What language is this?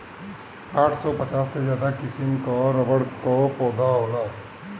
Bhojpuri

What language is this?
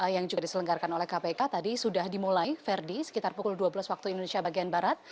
Indonesian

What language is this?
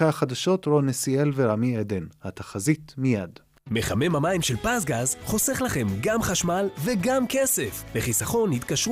Hebrew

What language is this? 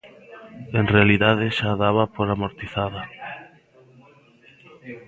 Galician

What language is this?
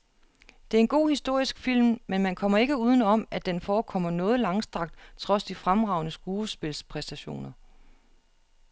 Danish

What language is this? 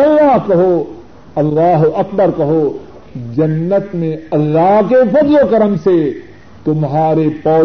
Urdu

